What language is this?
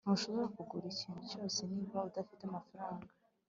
Kinyarwanda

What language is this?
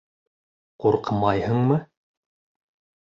Bashkir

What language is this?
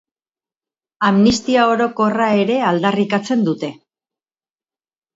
Basque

